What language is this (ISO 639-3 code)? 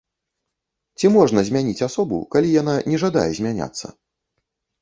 bel